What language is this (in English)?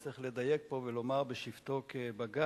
Hebrew